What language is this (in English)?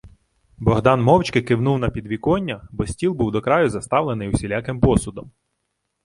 Ukrainian